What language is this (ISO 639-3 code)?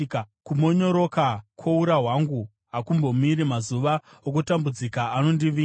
sna